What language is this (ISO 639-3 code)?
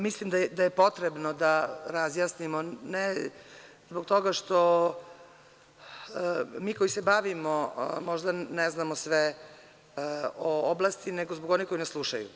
srp